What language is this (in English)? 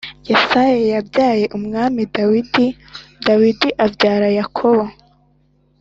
Kinyarwanda